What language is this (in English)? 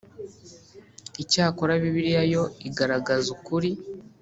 Kinyarwanda